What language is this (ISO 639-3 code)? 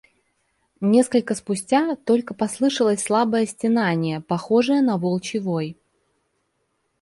rus